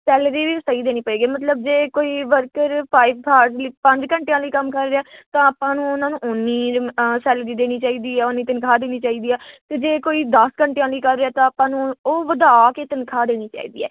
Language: Punjabi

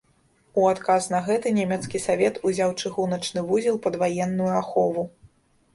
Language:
Belarusian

